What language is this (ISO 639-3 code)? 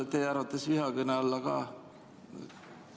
est